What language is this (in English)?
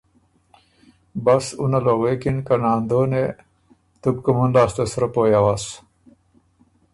Ormuri